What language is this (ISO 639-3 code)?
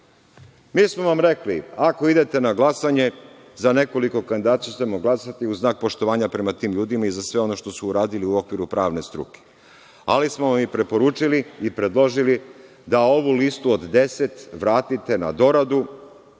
srp